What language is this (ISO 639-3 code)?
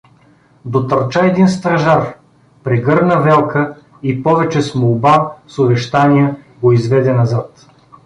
bul